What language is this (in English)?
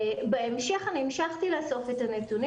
Hebrew